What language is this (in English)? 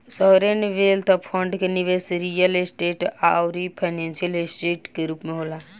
Bhojpuri